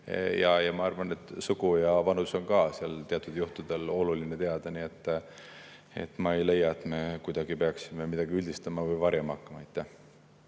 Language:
Estonian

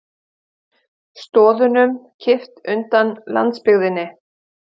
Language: Icelandic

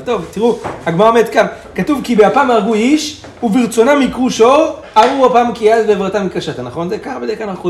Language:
Hebrew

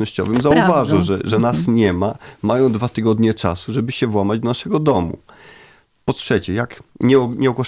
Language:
Polish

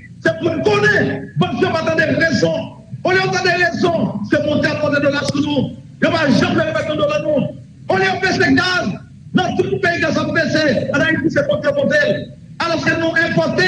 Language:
French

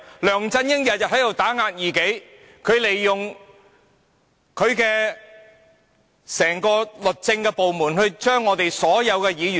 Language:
Cantonese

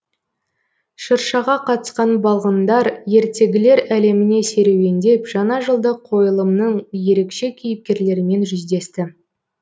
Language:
Kazakh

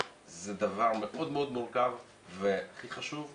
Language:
Hebrew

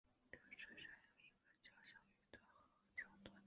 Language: Chinese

